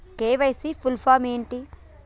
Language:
Telugu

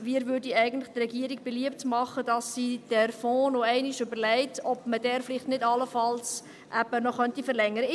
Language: Swiss German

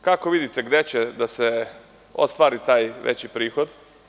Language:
Serbian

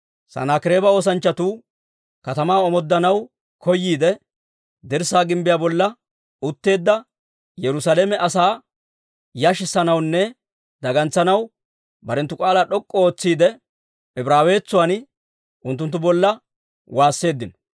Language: Dawro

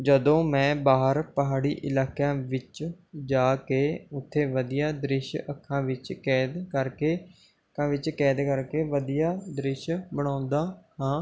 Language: Punjabi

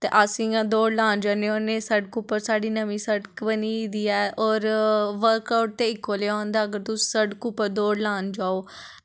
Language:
Dogri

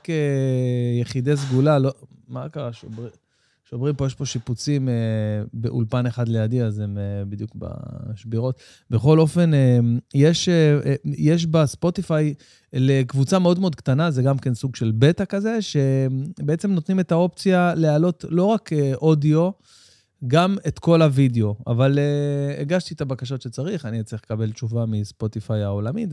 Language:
Hebrew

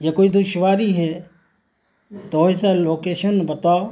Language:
Urdu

